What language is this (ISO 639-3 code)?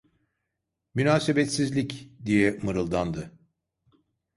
tur